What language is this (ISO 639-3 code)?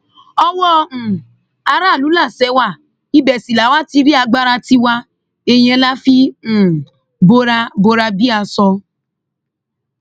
yor